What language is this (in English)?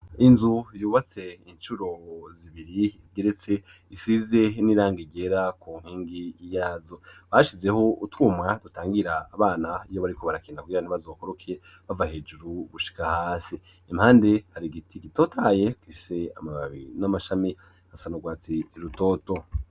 Rundi